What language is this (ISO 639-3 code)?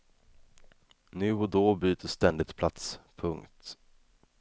swe